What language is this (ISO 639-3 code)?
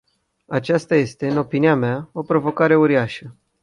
ron